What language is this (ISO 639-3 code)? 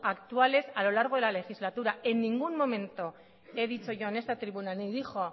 spa